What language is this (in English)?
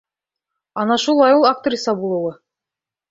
Bashkir